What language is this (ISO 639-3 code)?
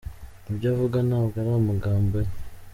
kin